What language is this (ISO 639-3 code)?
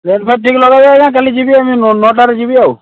ori